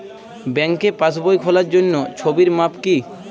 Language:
Bangla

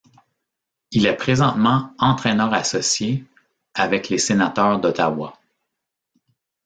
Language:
French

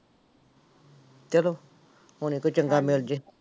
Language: Punjabi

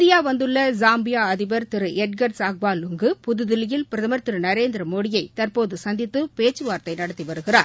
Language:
Tamil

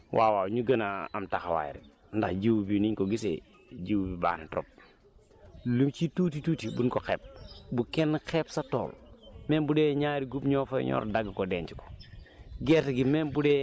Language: Wolof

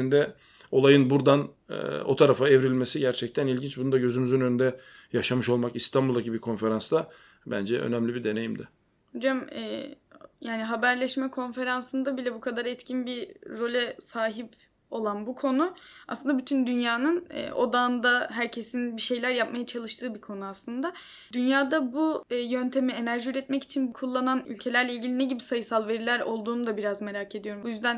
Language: Turkish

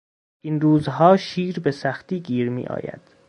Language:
Persian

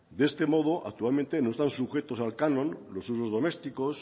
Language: Spanish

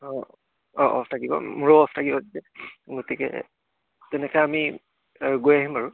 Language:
Assamese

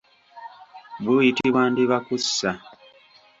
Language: Ganda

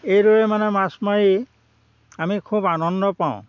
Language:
Assamese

